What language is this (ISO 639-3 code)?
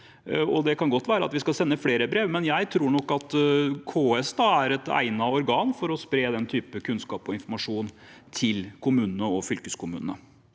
nor